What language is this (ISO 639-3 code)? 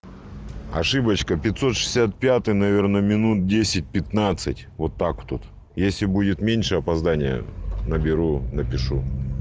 rus